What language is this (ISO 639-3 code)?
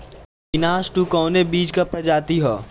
bho